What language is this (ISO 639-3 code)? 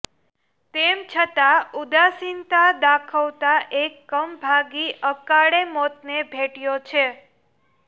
guj